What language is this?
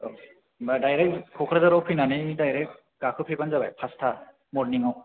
Bodo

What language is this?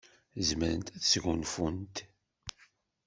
Kabyle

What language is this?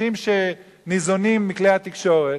Hebrew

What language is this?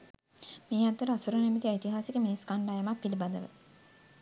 Sinhala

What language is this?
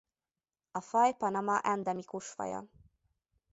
Hungarian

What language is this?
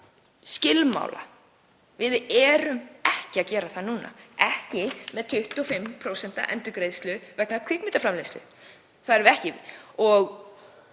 Icelandic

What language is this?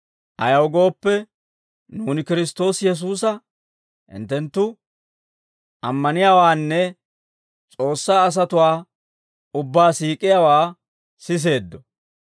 Dawro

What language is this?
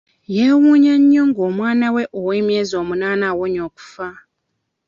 Ganda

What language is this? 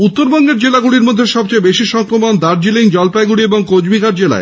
Bangla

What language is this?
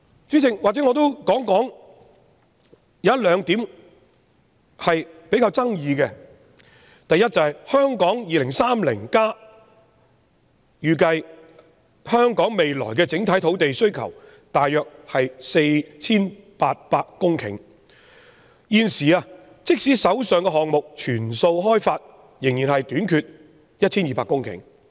Cantonese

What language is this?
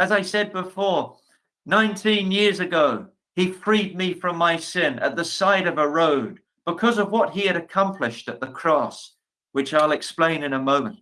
English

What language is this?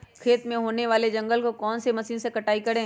Magahi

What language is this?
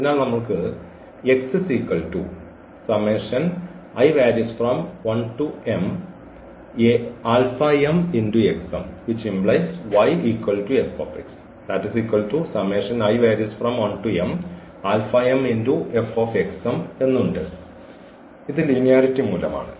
Malayalam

